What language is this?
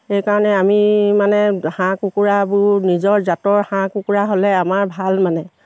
Assamese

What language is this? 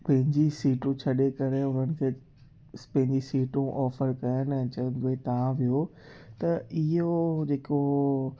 Sindhi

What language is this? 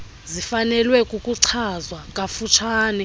Xhosa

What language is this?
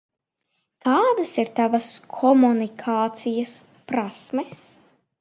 Latvian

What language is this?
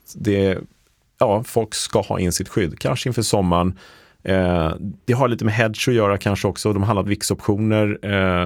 Swedish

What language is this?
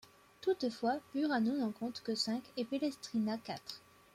French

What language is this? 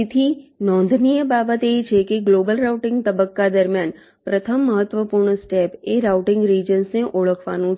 Gujarati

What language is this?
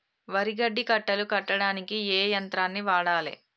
Telugu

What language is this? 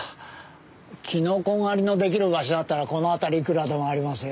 Japanese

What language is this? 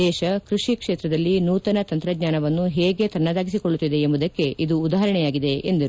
Kannada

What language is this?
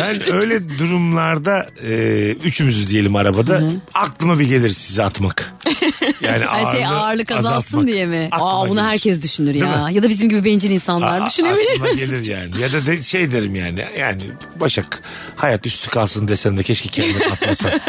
Turkish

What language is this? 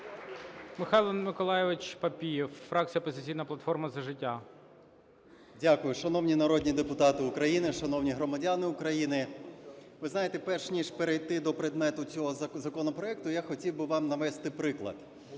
Ukrainian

